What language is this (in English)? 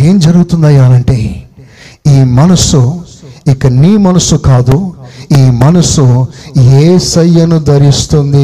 Telugu